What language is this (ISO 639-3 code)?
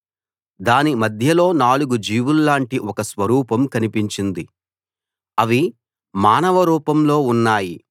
tel